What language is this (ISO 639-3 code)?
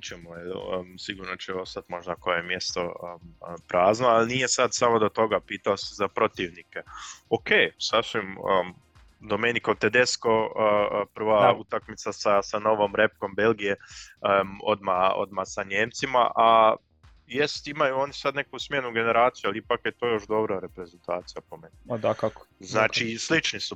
hrv